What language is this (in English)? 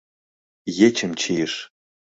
Mari